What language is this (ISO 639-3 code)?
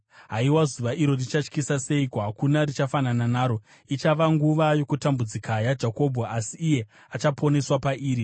sna